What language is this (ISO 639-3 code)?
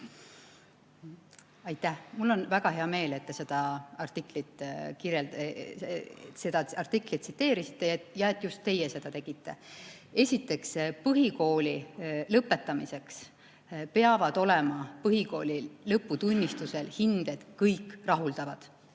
est